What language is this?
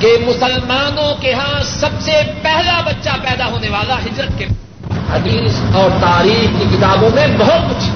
Urdu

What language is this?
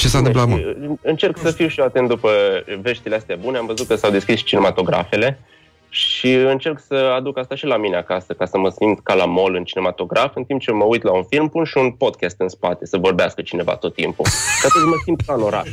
Romanian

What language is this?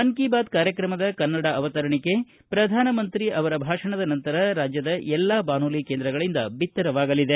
Kannada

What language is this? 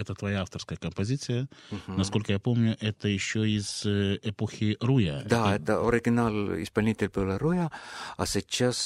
Russian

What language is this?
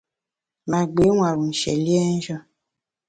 Bamun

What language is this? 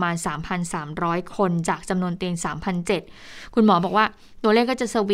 Thai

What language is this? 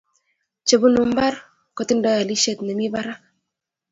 Kalenjin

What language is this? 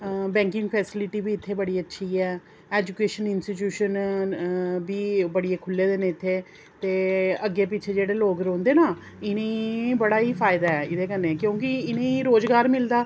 Dogri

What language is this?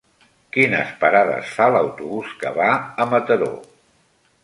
Catalan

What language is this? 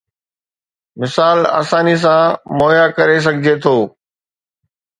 Sindhi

